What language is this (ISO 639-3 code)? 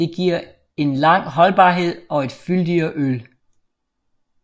dan